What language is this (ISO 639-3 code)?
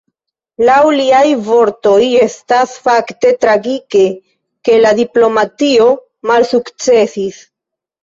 epo